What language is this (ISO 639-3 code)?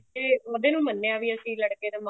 pan